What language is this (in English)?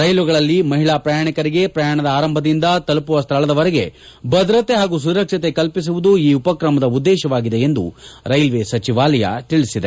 Kannada